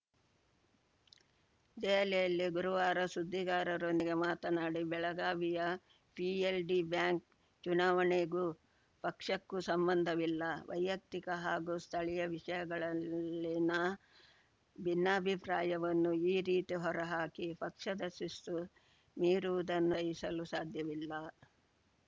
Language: Kannada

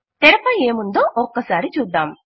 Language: Telugu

